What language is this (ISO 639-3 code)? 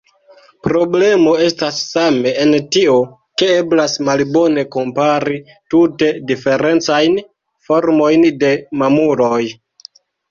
epo